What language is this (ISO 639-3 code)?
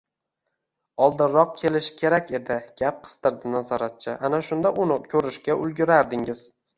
uzb